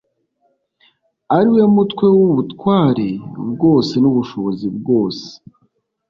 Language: Kinyarwanda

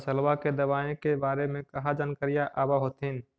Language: Magahi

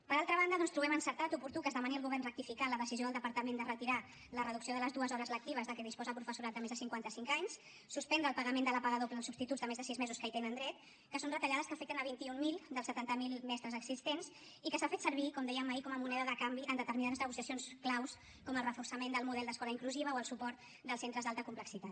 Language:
Catalan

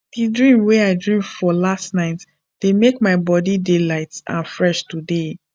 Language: Nigerian Pidgin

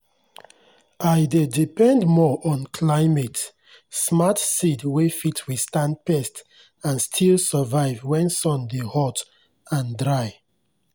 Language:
Nigerian Pidgin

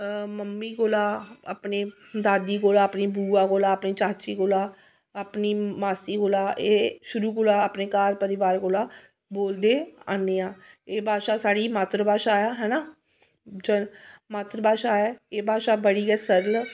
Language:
Dogri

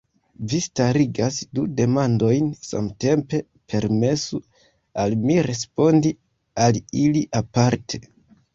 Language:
Esperanto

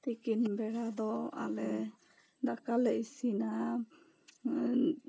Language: Santali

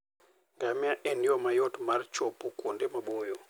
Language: Luo (Kenya and Tanzania)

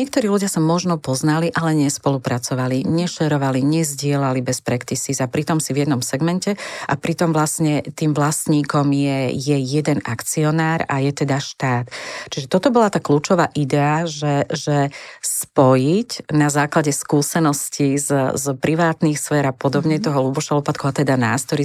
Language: Slovak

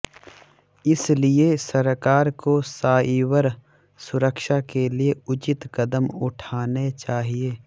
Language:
Hindi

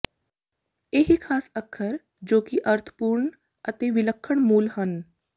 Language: Punjabi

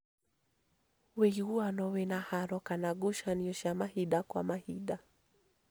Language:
Kikuyu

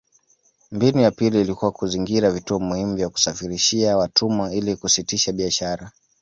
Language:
Swahili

